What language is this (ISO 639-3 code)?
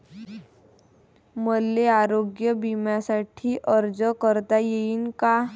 mar